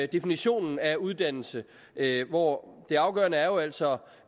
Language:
Danish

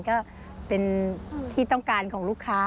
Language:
Thai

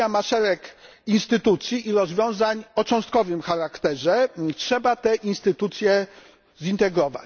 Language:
Polish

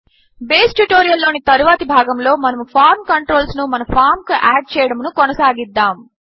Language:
Telugu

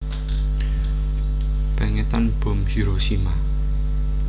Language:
Javanese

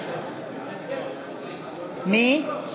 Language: Hebrew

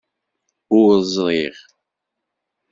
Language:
Kabyle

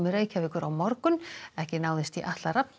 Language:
Icelandic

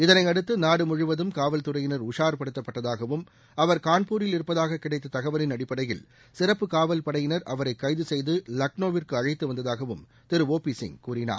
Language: Tamil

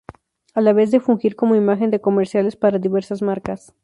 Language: Spanish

